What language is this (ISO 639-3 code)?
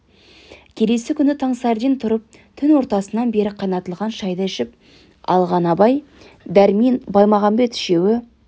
kaz